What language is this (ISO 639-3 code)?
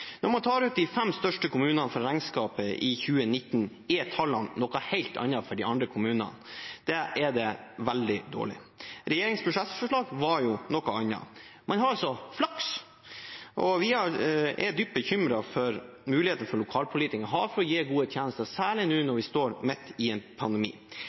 nob